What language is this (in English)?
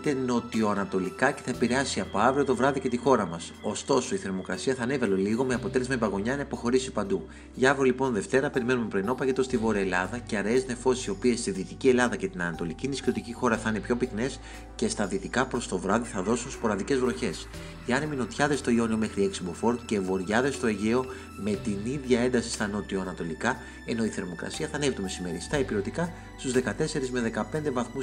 Greek